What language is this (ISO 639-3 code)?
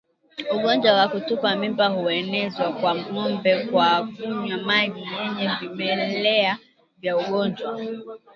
swa